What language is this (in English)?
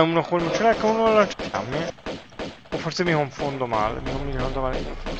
Italian